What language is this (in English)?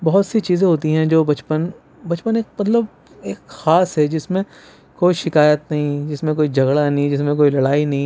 Urdu